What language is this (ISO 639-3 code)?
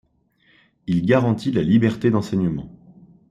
fra